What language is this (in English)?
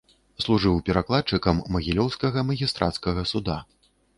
Belarusian